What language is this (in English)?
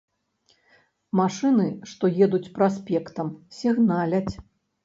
Belarusian